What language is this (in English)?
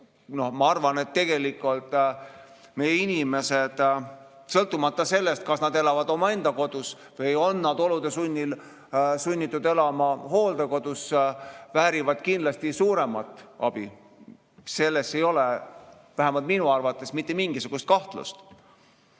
Estonian